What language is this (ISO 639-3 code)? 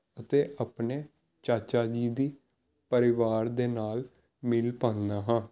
pan